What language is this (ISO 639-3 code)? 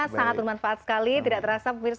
ind